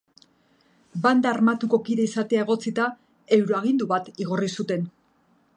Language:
Basque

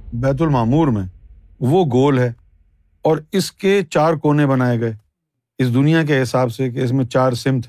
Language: Urdu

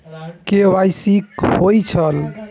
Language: Maithili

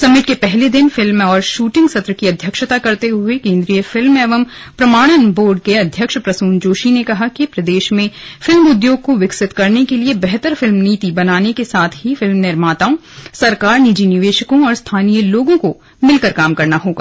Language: Hindi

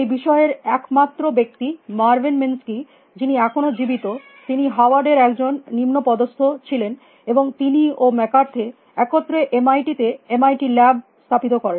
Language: Bangla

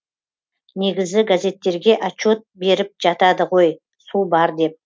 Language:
Kazakh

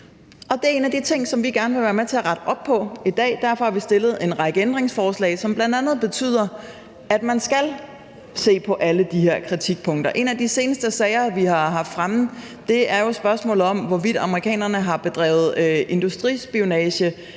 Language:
Danish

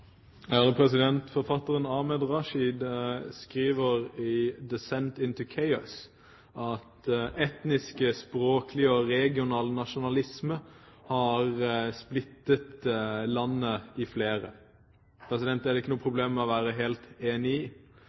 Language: Norwegian Bokmål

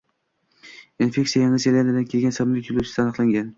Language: Uzbek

